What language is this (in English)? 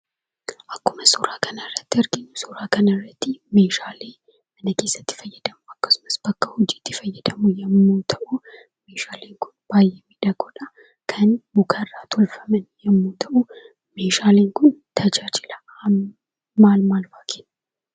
Oromo